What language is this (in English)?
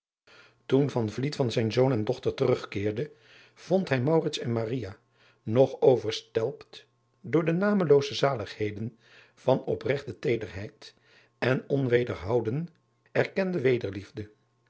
Dutch